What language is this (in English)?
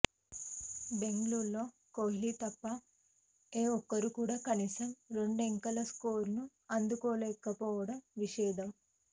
Telugu